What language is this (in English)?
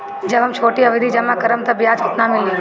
Bhojpuri